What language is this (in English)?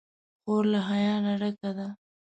Pashto